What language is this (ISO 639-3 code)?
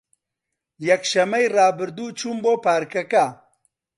ckb